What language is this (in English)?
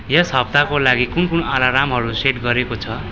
Nepali